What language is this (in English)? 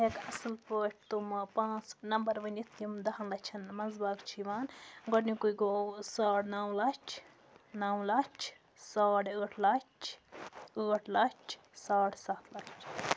Kashmiri